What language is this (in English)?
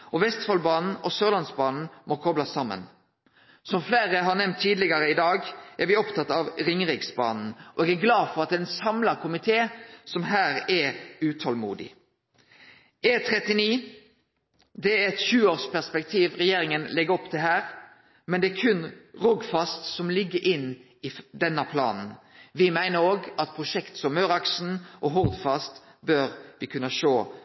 Norwegian Nynorsk